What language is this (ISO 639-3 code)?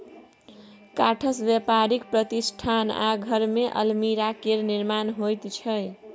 mai